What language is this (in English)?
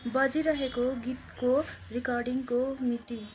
Nepali